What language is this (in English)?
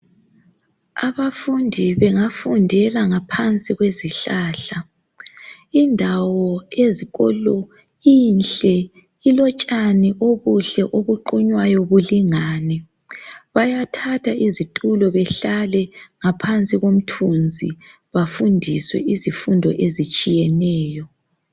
North Ndebele